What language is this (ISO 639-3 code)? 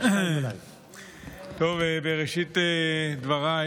heb